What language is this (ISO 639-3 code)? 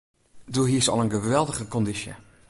fry